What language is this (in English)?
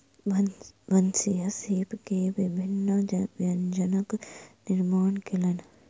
Maithili